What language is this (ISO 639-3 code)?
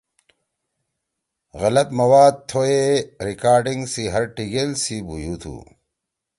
trw